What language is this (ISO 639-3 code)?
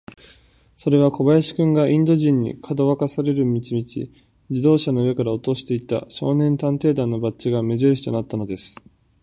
jpn